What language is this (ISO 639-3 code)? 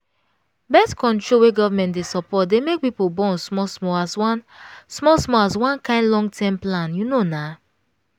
pcm